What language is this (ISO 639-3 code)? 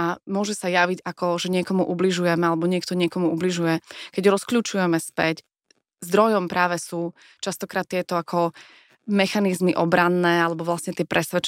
slk